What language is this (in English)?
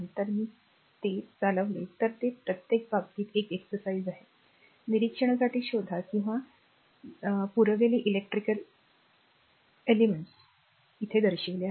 Marathi